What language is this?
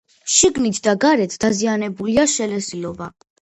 Georgian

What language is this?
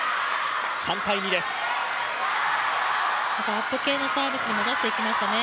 Japanese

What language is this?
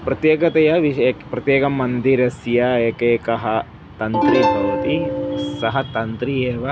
Sanskrit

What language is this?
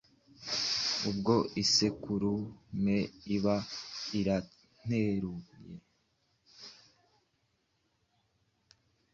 Kinyarwanda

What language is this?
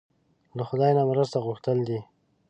Pashto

